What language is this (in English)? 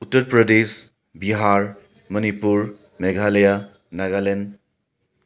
Manipuri